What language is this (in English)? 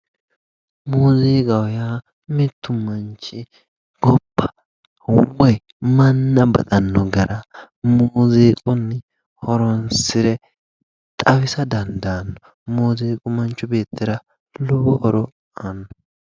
Sidamo